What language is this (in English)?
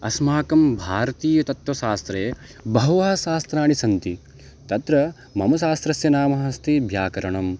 Sanskrit